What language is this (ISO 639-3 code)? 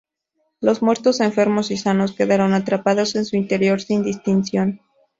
spa